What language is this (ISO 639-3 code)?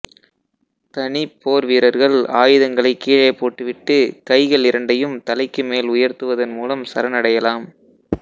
tam